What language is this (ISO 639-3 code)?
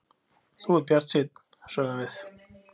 isl